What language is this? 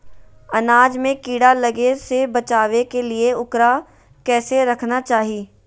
Magahi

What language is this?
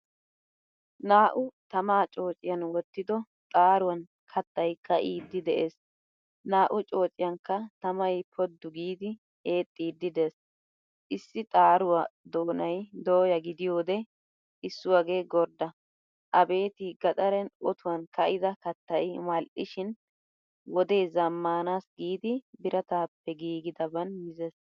Wolaytta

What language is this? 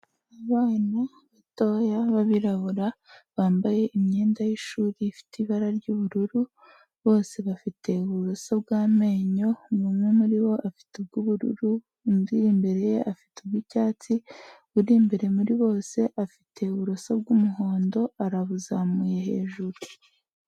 Kinyarwanda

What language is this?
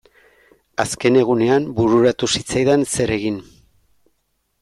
Basque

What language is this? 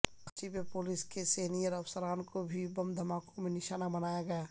Urdu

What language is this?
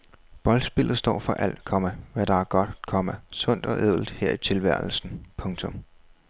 Danish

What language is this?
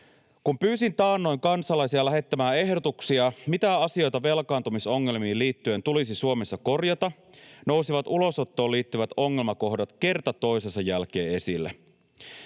Finnish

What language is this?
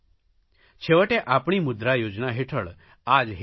Gujarati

